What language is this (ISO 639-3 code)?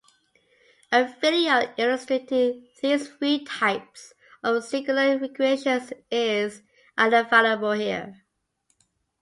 eng